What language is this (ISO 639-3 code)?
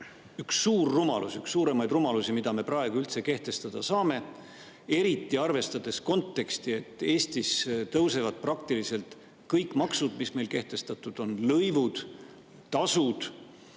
est